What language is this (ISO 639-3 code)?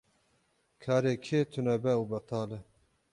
kur